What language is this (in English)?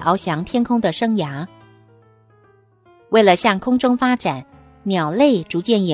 Chinese